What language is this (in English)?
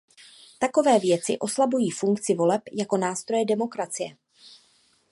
Czech